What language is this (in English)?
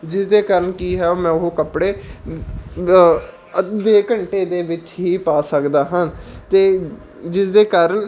Punjabi